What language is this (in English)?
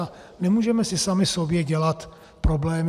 Czech